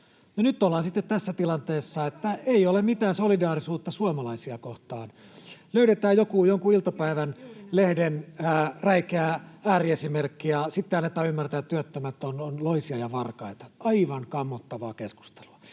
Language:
Finnish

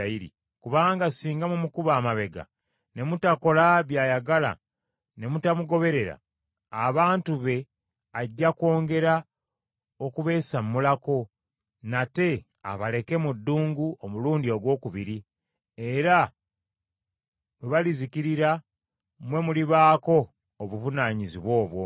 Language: Ganda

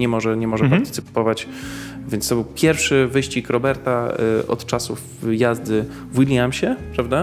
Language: Polish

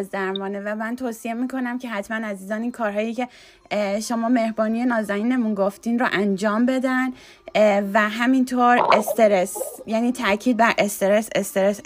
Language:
Persian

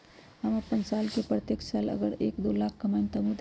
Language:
Magahi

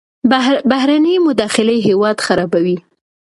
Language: Pashto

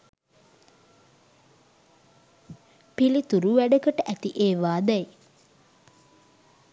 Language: Sinhala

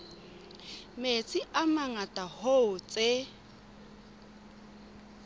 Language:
Southern Sotho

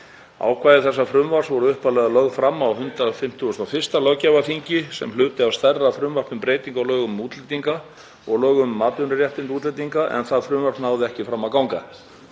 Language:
Icelandic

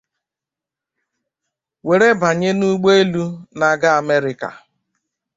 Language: Igbo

